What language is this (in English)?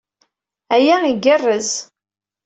Kabyle